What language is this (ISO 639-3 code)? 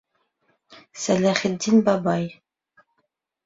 bak